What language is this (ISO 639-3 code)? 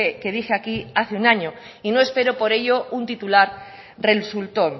spa